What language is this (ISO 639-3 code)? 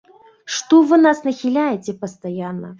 bel